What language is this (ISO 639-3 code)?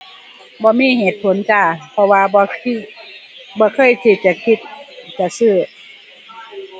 tha